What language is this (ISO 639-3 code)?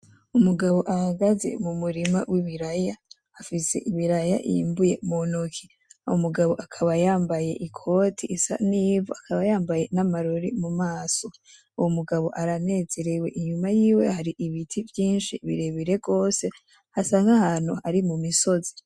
run